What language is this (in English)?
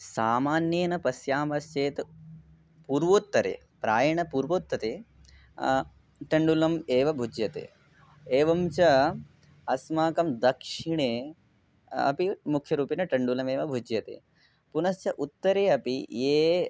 Sanskrit